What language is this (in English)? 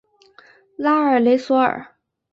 Chinese